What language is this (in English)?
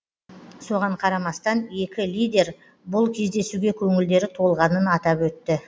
Kazakh